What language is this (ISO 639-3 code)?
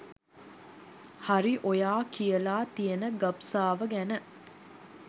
sin